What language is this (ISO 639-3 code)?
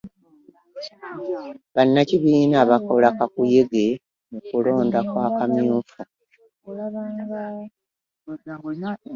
lug